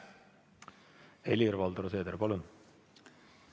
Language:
Estonian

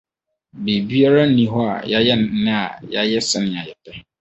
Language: Akan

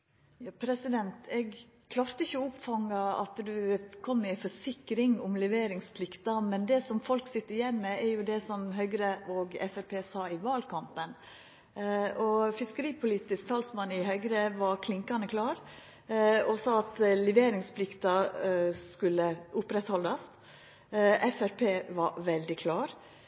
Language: Norwegian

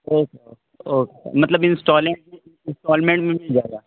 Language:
Urdu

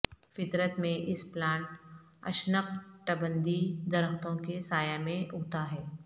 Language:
Urdu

